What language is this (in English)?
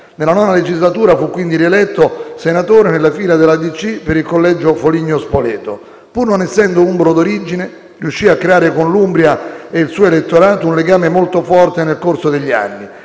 Italian